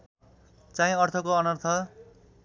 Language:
Nepali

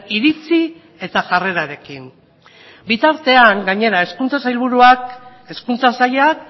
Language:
Basque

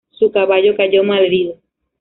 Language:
Spanish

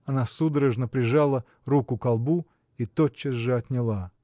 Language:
Russian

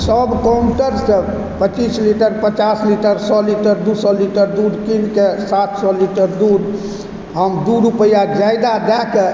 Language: Maithili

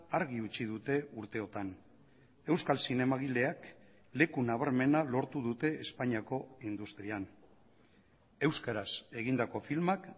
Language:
Basque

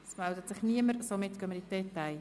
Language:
Swiss German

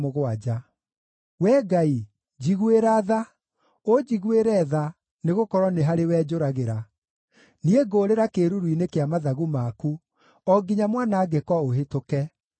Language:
Kikuyu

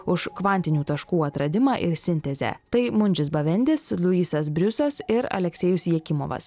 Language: Lithuanian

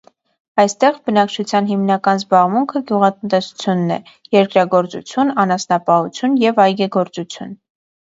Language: Armenian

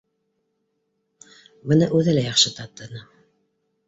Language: Bashkir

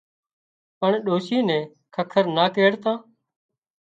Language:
Wadiyara Koli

